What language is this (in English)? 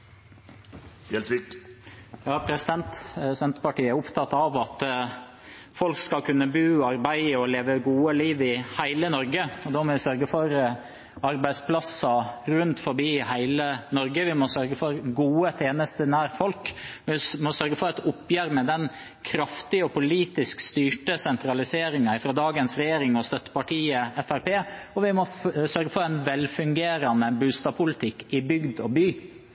Norwegian